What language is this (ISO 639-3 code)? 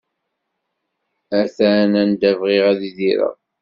kab